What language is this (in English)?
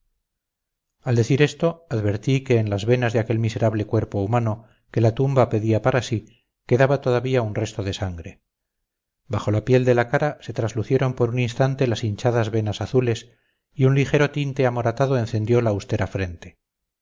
Spanish